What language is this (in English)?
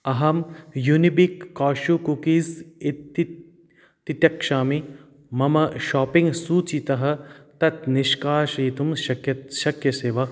Sanskrit